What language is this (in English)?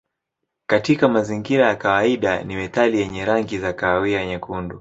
Swahili